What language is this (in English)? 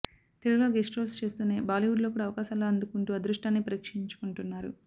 Telugu